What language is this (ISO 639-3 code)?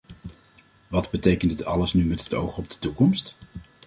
nld